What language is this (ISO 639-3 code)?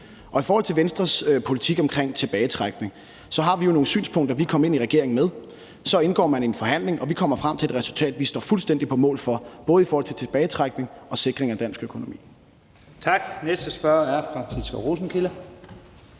dan